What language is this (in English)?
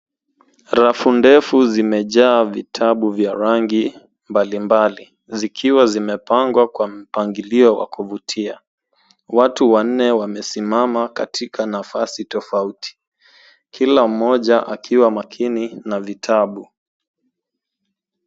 Swahili